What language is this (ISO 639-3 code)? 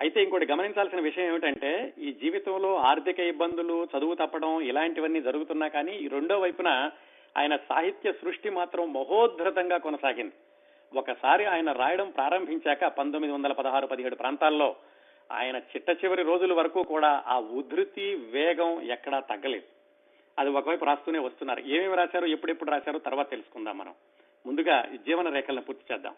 tel